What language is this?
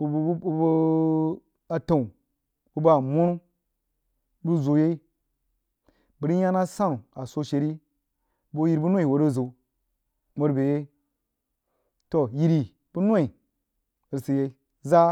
Jiba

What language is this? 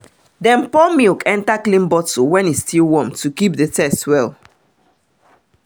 Nigerian Pidgin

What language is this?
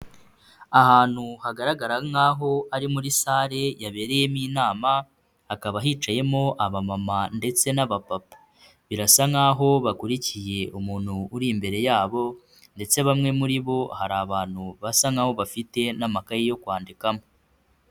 Kinyarwanda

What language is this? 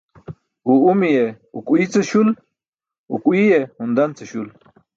Burushaski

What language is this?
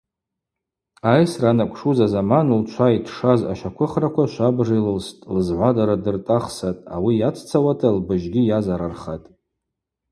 Abaza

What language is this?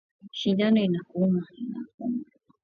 Swahili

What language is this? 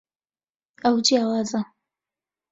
Central Kurdish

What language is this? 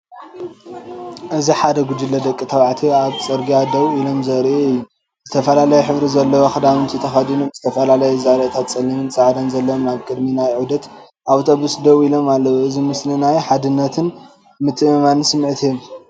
Tigrinya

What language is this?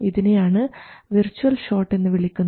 Malayalam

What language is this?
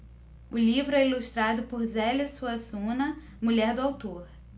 Portuguese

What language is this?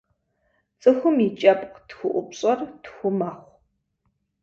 Kabardian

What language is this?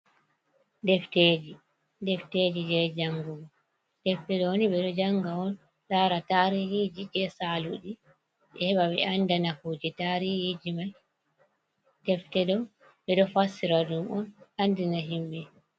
Fula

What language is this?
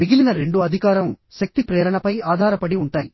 Telugu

